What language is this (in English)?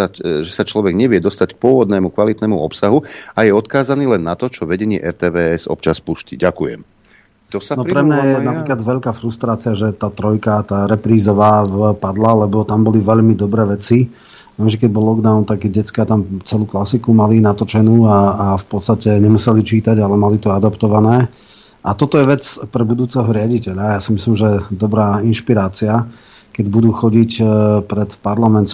Slovak